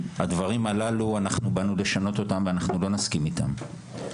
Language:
Hebrew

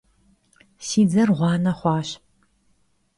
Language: Kabardian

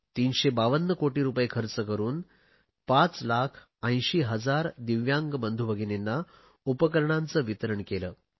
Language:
Marathi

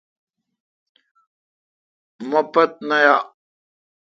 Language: Kalkoti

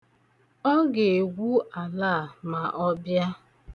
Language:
Igbo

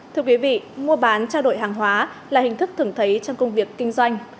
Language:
Vietnamese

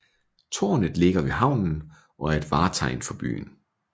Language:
Danish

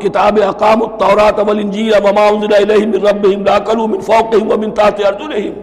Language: Urdu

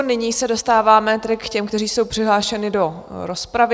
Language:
Czech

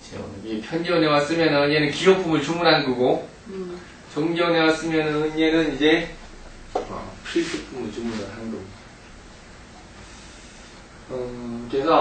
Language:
Korean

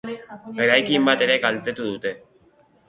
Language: Basque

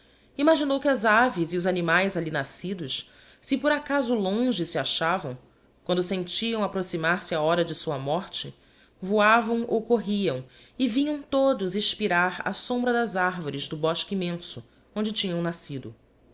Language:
Portuguese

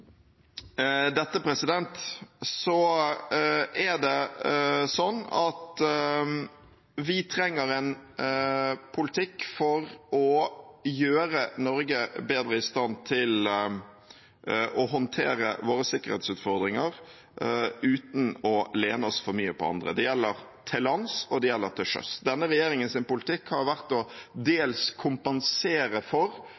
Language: Norwegian Bokmål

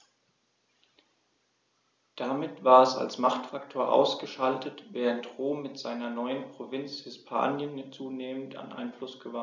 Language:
German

